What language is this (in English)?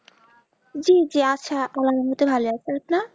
Bangla